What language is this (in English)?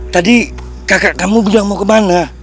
Indonesian